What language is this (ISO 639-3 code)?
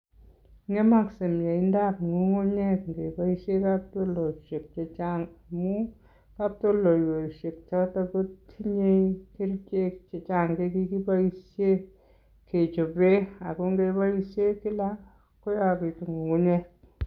kln